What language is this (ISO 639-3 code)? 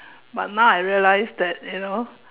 eng